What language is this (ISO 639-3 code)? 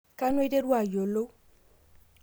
mas